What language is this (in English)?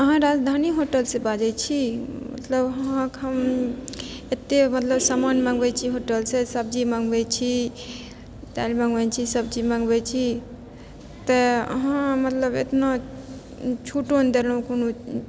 Maithili